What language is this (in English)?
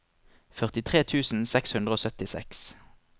Norwegian